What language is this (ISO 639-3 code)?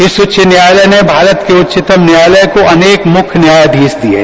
hin